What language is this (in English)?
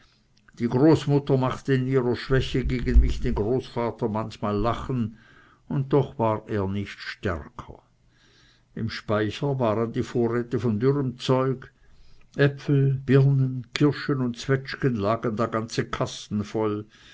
German